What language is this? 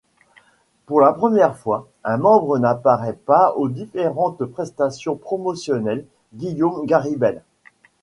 French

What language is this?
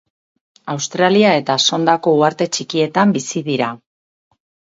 Basque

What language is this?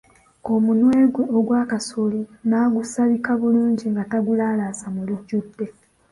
Ganda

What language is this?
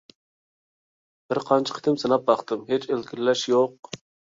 Uyghur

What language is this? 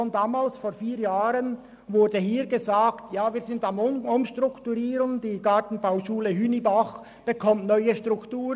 Swiss German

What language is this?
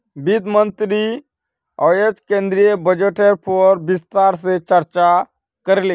Magahi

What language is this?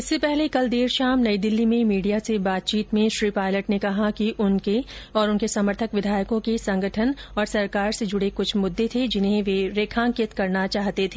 Hindi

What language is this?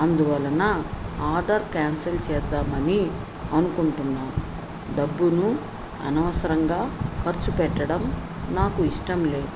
Telugu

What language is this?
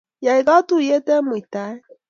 Kalenjin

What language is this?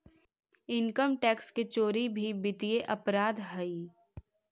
Magahi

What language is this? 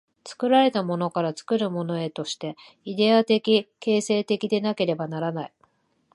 Japanese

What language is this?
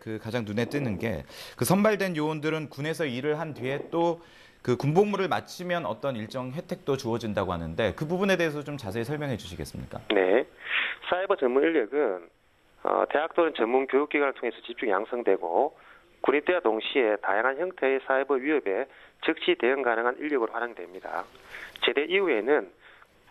Korean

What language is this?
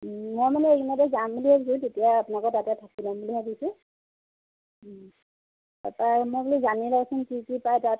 Assamese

